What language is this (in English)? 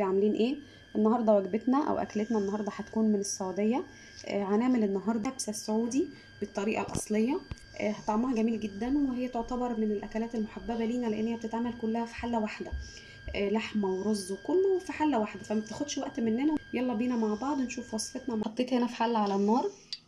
Arabic